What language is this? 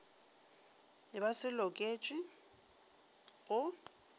Northern Sotho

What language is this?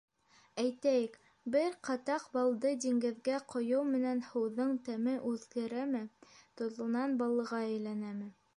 Bashkir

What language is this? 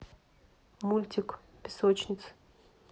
Russian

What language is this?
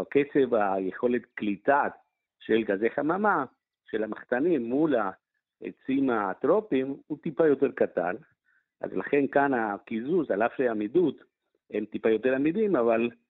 Hebrew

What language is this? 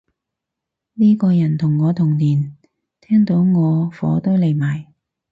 Cantonese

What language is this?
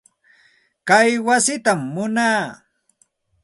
Santa Ana de Tusi Pasco Quechua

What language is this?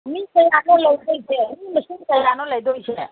Manipuri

